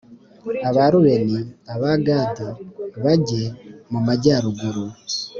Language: Kinyarwanda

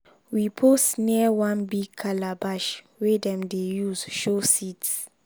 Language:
Nigerian Pidgin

